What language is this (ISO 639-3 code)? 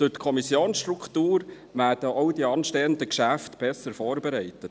gsw